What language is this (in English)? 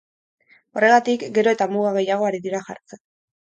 Basque